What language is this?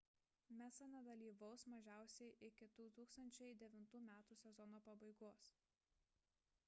Lithuanian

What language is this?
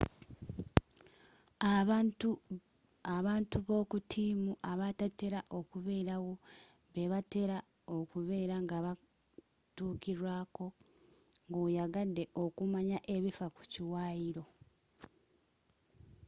Ganda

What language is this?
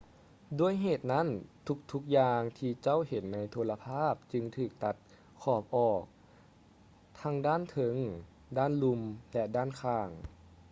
Lao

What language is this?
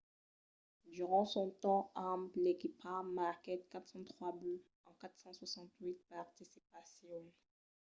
Occitan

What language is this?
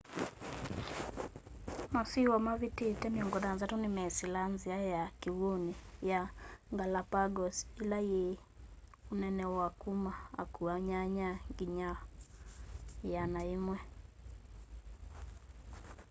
Kamba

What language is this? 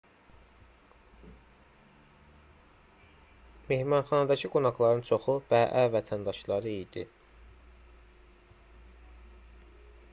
Azerbaijani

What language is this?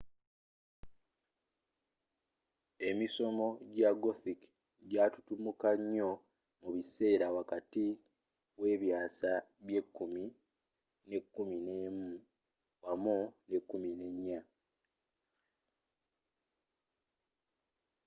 Ganda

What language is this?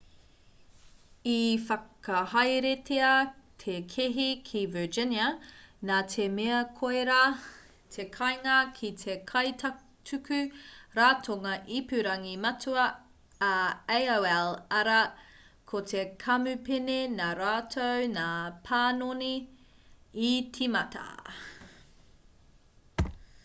Māori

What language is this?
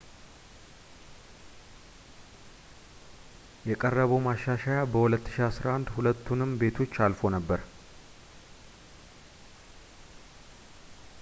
Amharic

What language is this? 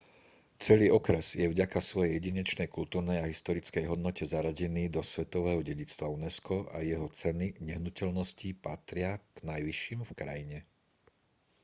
Slovak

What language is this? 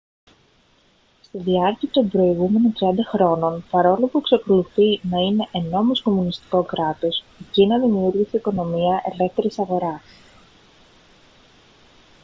Greek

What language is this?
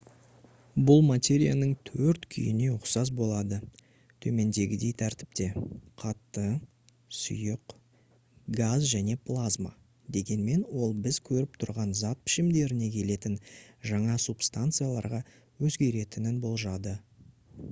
Kazakh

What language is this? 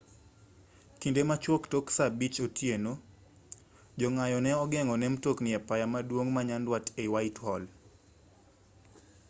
Luo (Kenya and Tanzania)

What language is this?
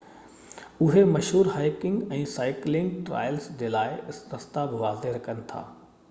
Sindhi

